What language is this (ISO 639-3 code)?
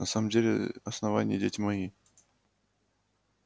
rus